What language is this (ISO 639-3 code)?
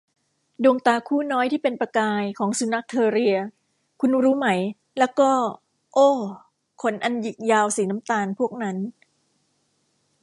tha